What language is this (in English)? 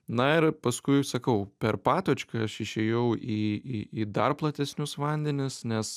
Lithuanian